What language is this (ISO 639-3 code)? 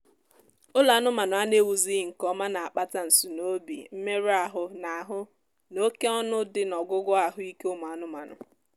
ibo